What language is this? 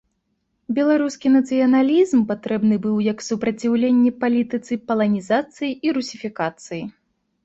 Belarusian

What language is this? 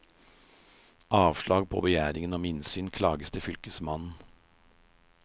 Norwegian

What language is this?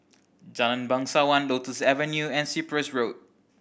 English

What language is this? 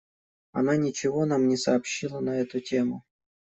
Russian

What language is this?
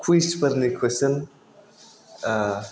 Bodo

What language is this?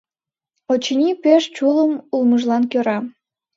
Mari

